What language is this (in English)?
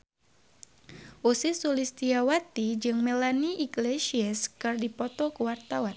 Sundanese